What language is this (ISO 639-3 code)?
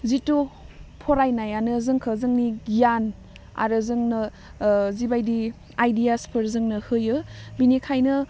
brx